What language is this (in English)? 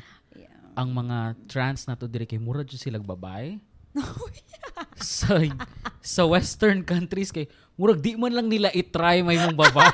Filipino